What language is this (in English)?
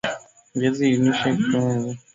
Swahili